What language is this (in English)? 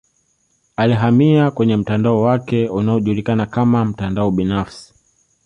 Swahili